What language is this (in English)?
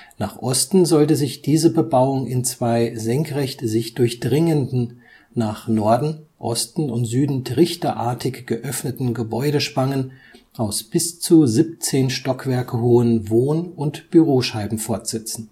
German